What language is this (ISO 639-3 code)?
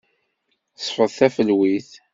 kab